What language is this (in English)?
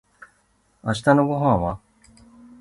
Japanese